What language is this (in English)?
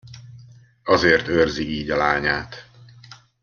Hungarian